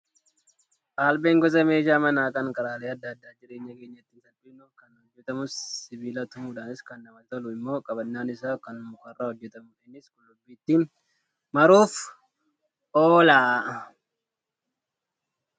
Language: Oromo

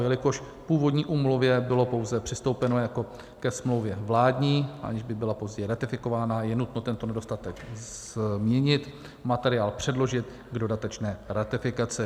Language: Czech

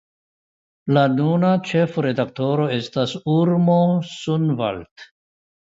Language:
Esperanto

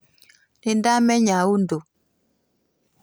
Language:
Kikuyu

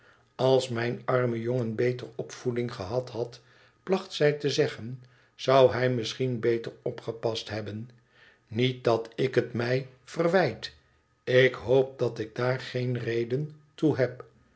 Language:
Dutch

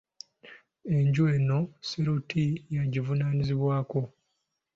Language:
Ganda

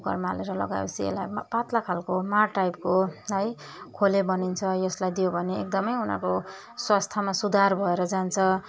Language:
Nepali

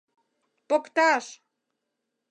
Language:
Mari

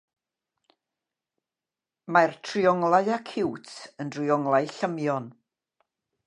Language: Welsh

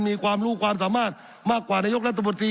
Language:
Thai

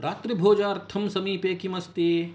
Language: Sanskrit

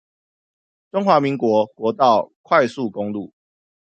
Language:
Chinese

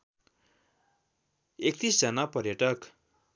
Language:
Nepali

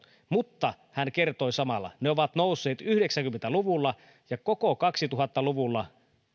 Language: Finnish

